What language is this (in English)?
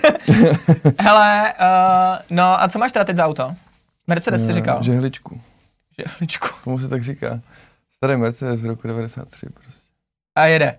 Czech